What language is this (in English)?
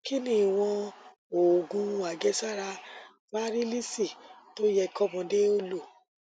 Yoruba